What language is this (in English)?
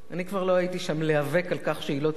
Hebrew